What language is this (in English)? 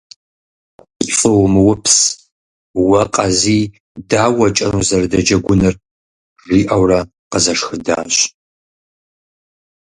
Kabardian